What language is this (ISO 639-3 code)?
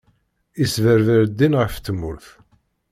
kab